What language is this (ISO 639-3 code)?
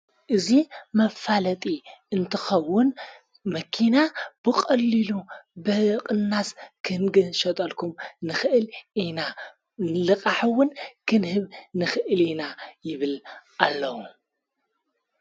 tir